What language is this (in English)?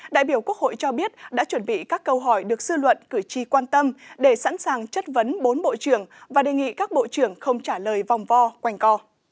Vietnamese